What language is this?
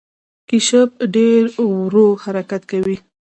Pashto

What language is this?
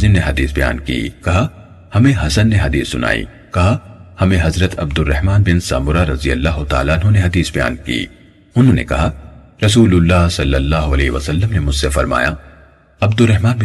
Urdu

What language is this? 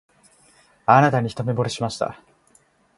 Japanese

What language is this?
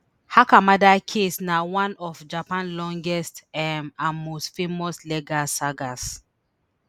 Nigerian Pidgin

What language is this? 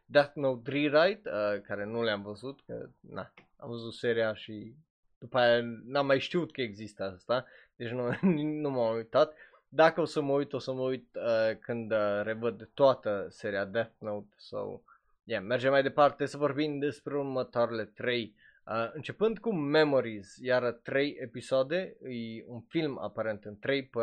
Romanian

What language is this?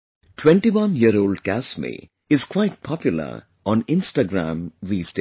English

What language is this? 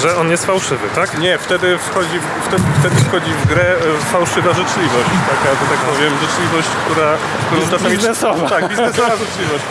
Polish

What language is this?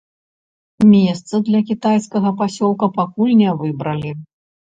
Belarusian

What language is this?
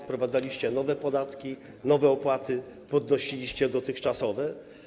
Polish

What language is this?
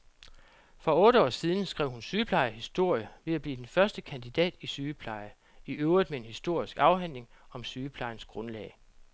Danish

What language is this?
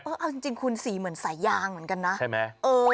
Thai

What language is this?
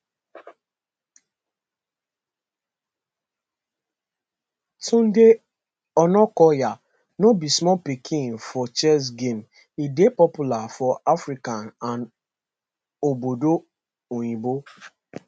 Nigerian Pidgin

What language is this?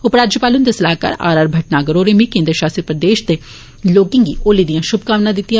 Dogri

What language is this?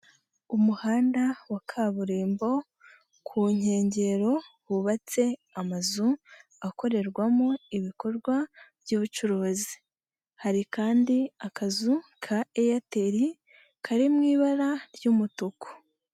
Kinyarwanda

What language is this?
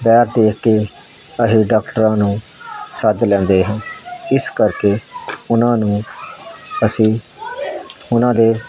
Punjabi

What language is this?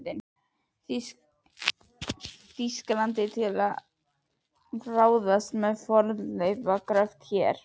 Icelandic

